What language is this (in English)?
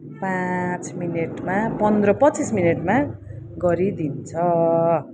Nepali